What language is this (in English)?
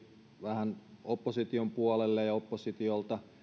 Finnish